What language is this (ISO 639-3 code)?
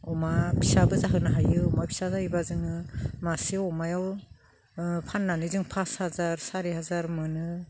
brx